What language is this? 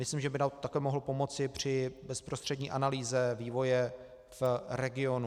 Czech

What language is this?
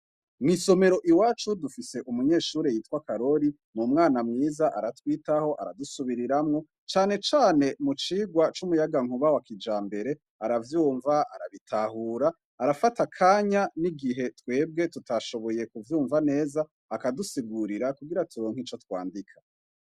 Rundi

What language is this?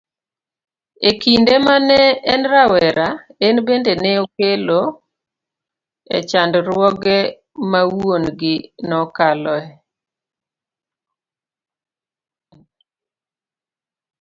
Luo (Kenya and Tanzania)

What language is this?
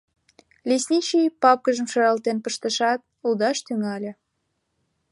Mari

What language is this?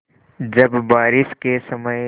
Hindi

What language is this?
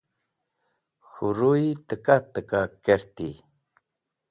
Wakhi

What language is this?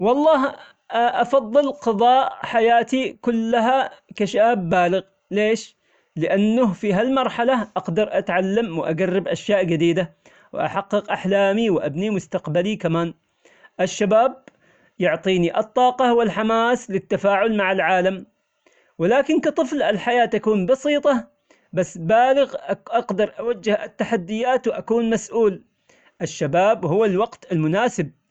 Omani Arabic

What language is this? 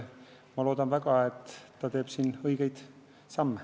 Estonian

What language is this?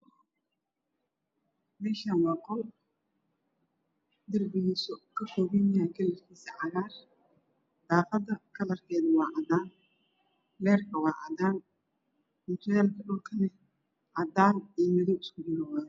Somali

